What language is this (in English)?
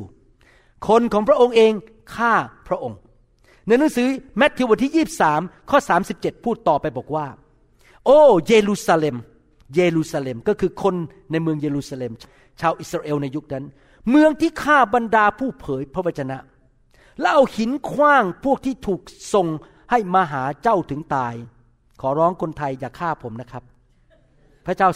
Thai